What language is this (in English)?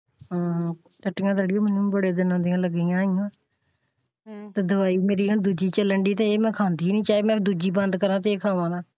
Punjabi